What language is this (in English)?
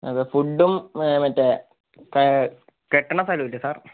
Malayalam